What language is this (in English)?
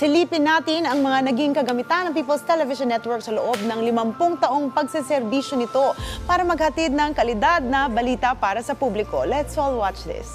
Filipino